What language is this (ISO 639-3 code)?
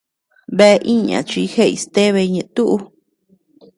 cux